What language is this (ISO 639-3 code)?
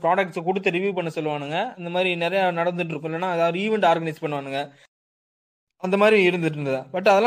tam